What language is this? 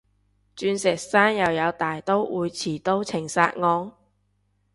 Cantonese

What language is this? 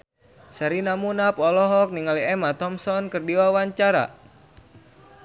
Sundanese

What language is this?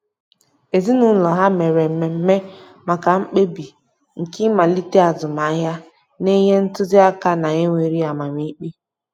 Igbo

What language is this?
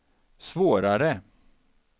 Swedish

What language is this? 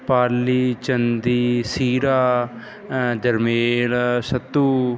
Punjabi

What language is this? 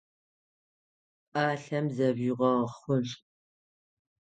Adyghe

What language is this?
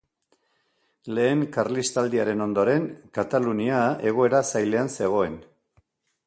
Basque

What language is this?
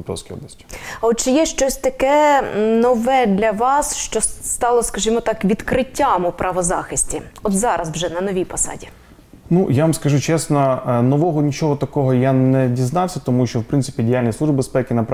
Ukrainian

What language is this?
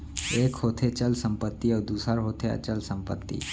Chhattisgarhi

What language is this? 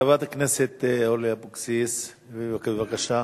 Hebrew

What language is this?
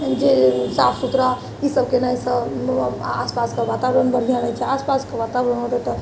Maithili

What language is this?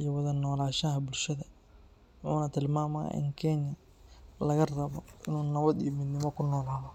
Somali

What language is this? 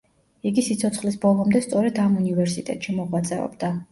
Georgian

